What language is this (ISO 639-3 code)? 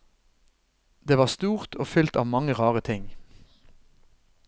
nor